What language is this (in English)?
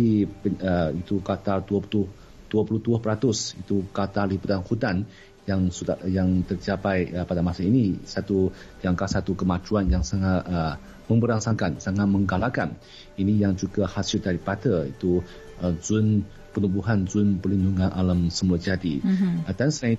Malay